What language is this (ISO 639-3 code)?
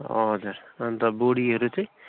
nep